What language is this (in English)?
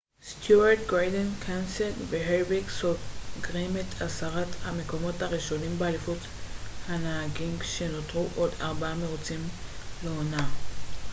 Hebrew